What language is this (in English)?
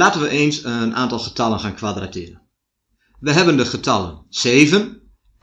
Dutch